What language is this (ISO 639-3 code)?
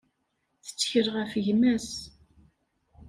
kab